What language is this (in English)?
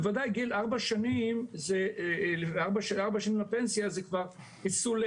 Hebrew